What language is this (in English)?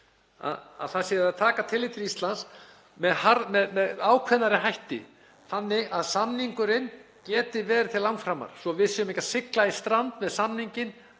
Icelandic